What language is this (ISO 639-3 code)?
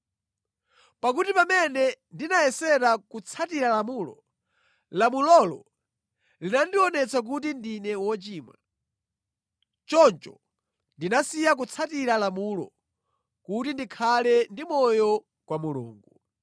nya